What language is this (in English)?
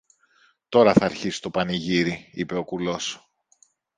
Greek